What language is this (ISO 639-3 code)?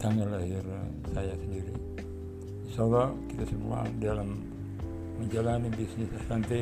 ind